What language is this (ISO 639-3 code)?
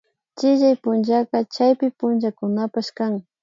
qvi